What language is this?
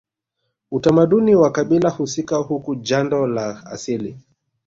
Swahili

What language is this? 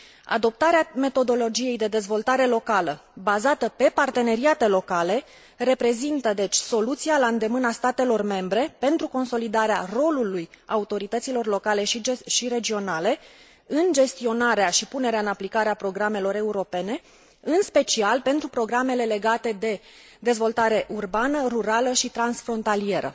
Romanian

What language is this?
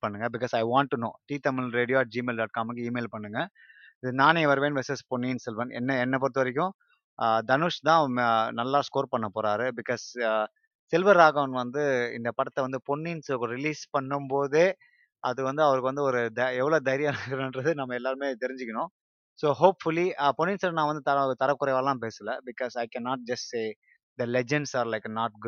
Tamil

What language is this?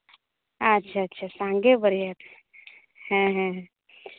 Santali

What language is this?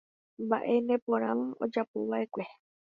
Guarani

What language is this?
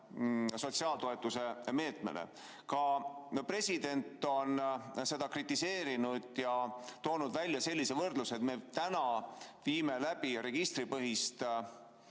Estonian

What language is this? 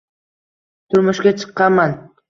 Uzbek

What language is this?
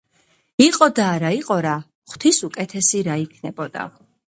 Georgian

